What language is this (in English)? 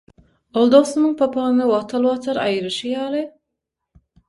Turkmen